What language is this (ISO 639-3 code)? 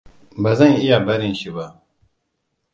hau